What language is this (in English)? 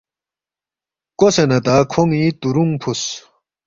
Balti